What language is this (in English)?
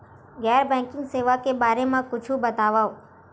Chhattisgarhi